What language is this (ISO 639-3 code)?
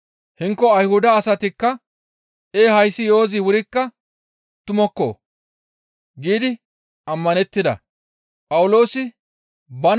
gmv